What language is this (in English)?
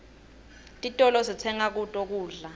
Swati